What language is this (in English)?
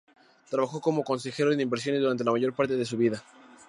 Spanish